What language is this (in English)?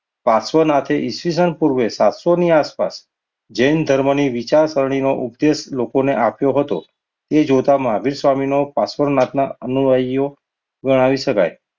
Gujarati